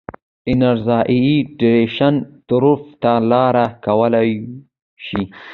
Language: Pashto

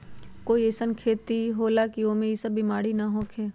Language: Magahi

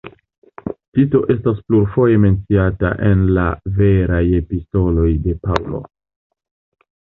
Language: Esperanto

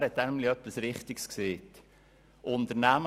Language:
Swiss German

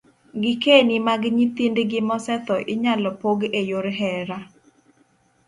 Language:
Luo (Kenya and Tanzania)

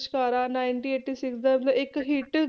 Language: Punjabi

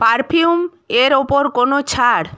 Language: Bangla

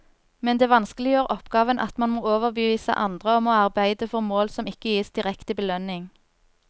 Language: Norwegian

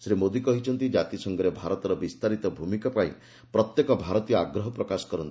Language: Odia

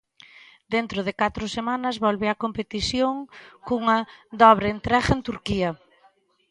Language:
Galician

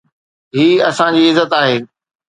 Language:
Sindhi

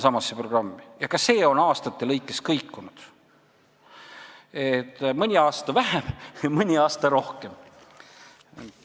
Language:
Estonian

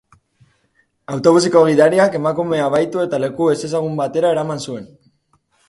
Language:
Basque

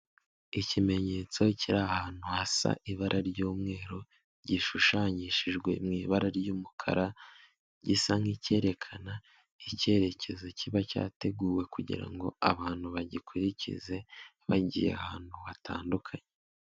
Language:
Kinyarwanda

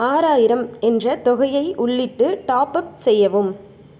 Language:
Tamil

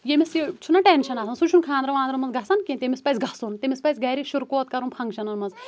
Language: Kashmiri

